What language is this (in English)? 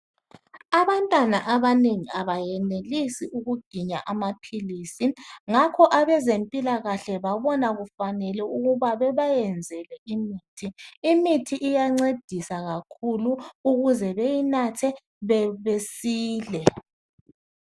North Ndebele